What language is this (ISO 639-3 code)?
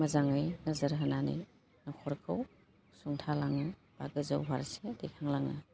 brx